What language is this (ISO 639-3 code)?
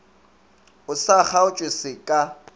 nso